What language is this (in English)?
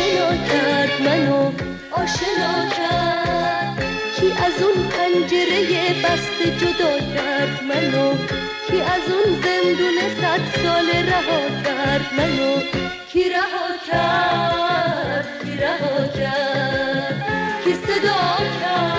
Persian